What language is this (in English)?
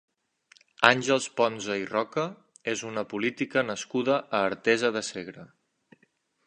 Catalan